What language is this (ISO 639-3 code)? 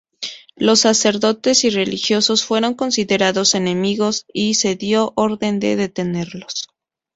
spa